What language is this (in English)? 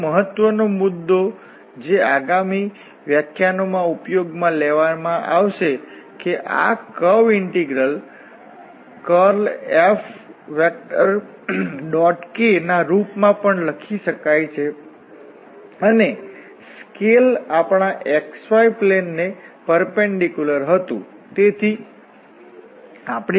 Gujarati